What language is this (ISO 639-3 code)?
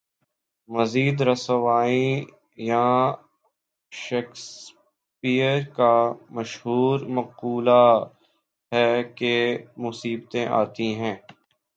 urd